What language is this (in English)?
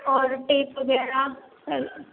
Urdu